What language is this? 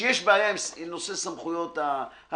Hebrew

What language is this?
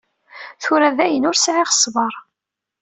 Kabyle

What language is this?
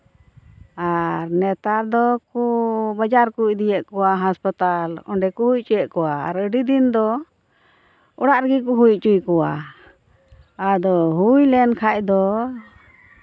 Santali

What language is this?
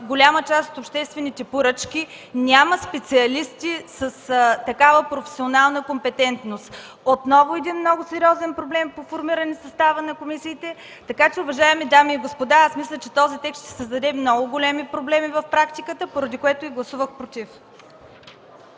Bulgarian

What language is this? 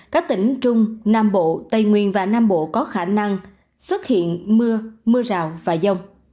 Vietnamese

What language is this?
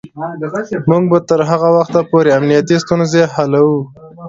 Pashto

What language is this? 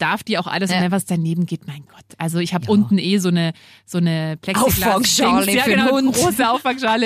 German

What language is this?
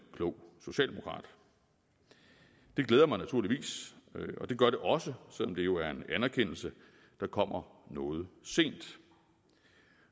Danish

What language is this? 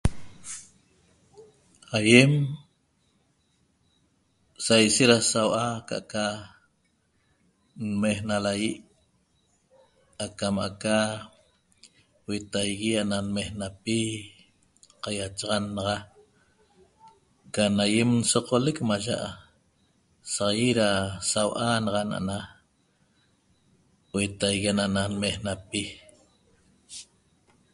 Toba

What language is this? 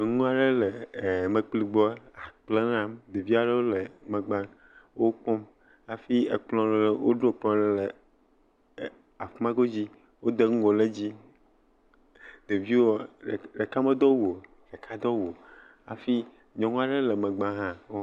Ewe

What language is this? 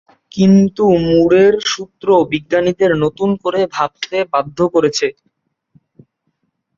Bangla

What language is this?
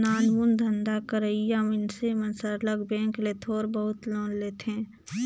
Chhattisgarhi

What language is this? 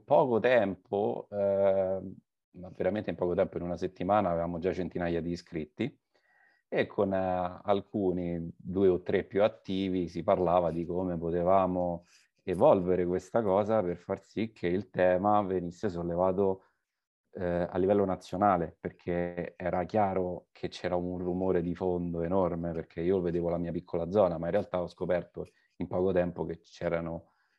Italian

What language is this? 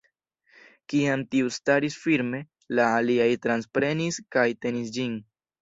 Esperanto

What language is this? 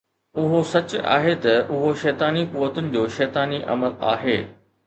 Sindhi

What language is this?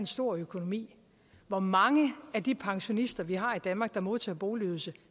Danish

